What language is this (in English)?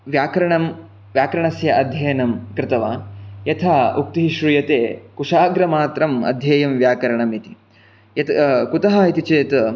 Sanskrit